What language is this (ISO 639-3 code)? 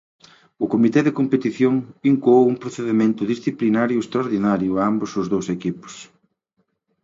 glg